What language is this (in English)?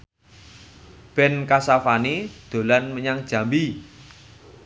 Javanese